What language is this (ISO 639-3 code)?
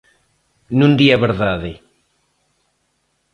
glg